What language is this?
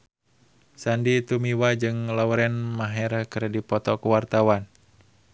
Sundanese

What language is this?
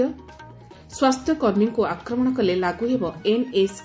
Odia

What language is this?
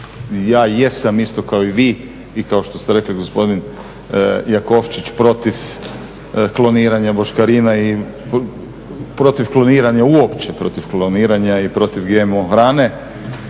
Croatian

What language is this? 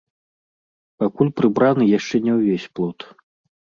Belarusian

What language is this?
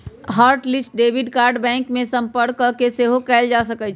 Magahi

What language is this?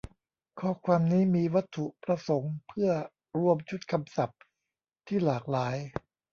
Thai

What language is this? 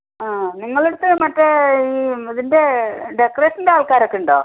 Malayalam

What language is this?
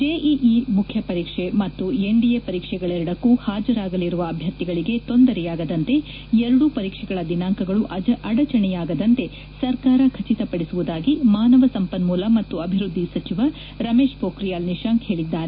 Kannada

